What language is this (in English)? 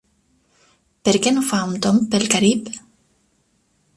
Catalan